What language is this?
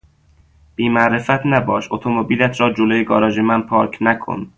Persian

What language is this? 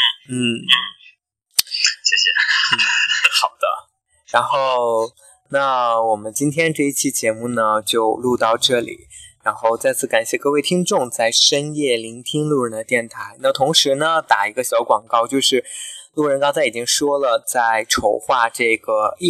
Chinese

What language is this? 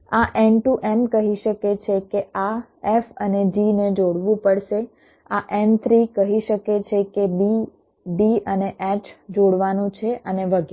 Gujarati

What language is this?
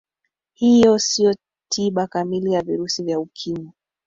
Swahili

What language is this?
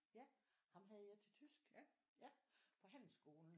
Danish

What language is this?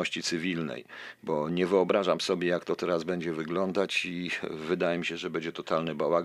Polish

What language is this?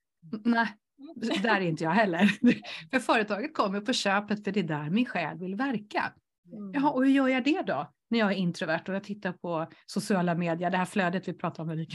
Swedish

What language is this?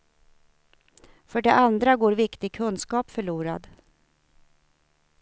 Swedish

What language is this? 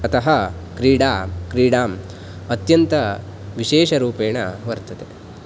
Sanskrit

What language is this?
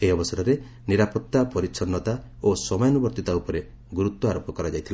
Odia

